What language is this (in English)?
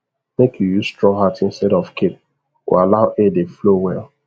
Nigerian Pidgin